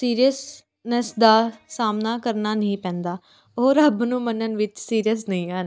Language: Punjabi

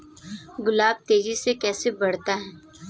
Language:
Hindi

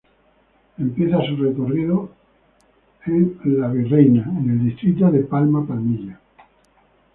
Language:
Spanish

